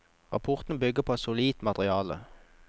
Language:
Norwegian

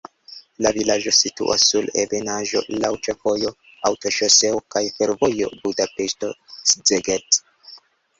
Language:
Esperanto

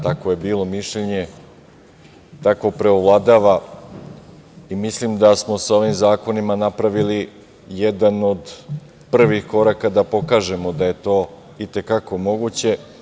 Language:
Serbian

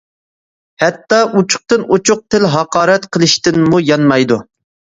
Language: Uyghur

